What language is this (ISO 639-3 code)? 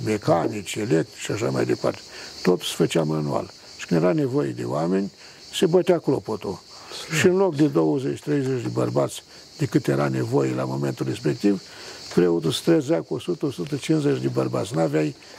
ron